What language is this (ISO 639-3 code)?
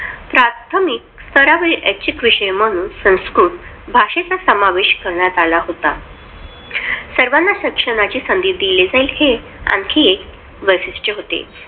mar